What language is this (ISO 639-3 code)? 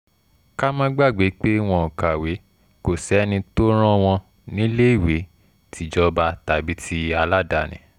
yor